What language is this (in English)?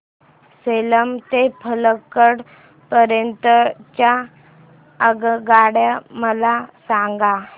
Marathi